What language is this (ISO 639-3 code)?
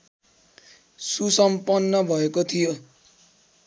nep